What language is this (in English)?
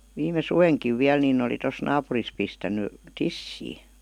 Finnish